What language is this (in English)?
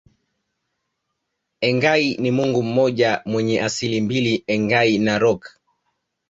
Swahili